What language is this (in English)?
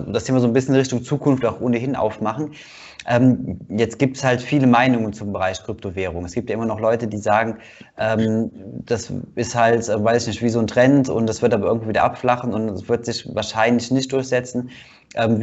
German